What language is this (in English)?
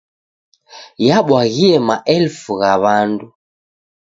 Taita